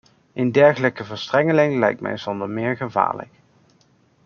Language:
Dutch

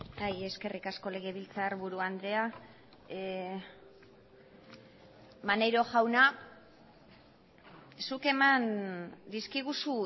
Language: Basque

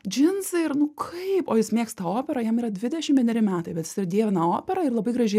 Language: Lithuanian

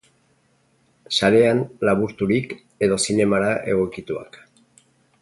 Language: Basque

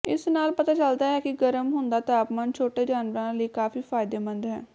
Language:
Punjabi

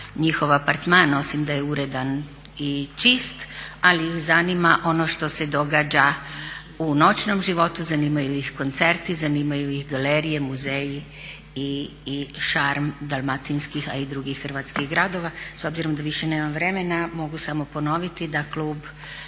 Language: Croatian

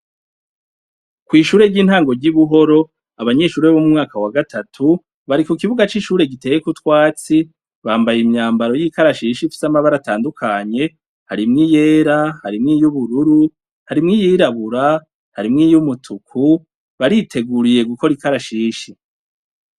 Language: Rundi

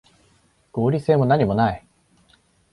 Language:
Japanese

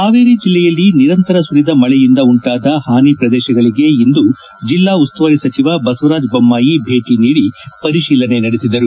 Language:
Kannada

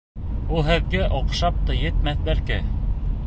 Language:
Bashkir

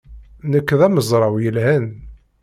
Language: Kabyle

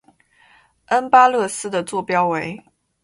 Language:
Chinese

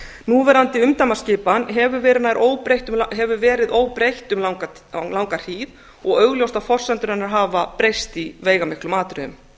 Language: Icelandic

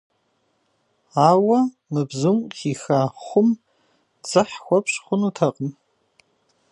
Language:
Kabardian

